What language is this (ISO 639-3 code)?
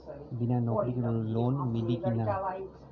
bho